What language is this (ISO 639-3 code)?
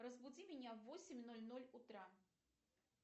rus